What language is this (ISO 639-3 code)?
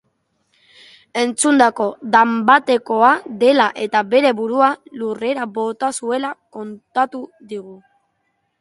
eus